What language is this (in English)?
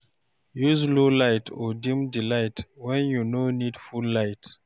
Nigerian Pidgin